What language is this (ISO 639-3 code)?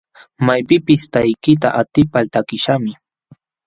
qxw